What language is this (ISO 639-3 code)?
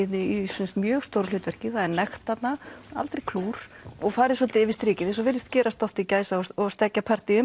isl